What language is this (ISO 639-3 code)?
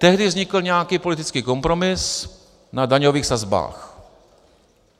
ces